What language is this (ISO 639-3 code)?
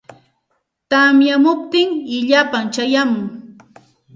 qxt